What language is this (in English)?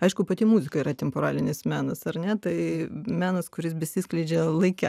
Lithuanian